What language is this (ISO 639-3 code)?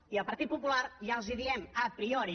cat